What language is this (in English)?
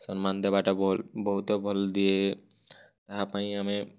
Odia